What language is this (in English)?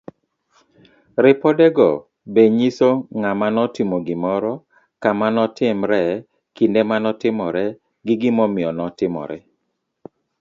Luo (Kenya and Tanzania)